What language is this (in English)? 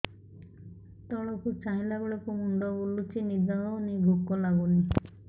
Odia